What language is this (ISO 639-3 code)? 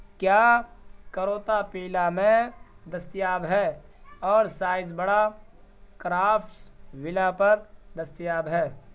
urd